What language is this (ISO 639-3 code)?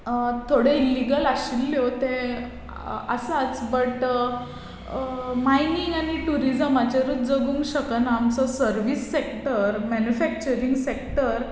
kok